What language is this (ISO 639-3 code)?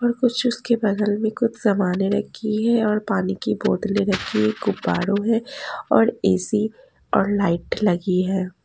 hin